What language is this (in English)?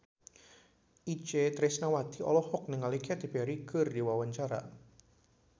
Sundanese